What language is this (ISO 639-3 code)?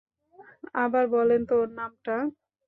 ben